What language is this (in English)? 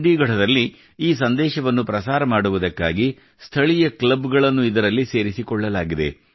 Kannada